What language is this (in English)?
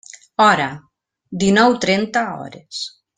Catalan